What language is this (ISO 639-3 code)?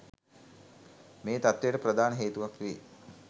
sin